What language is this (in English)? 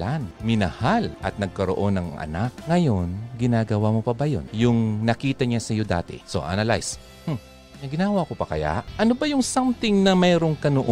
Filipino